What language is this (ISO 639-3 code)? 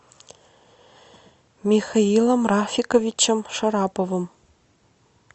rus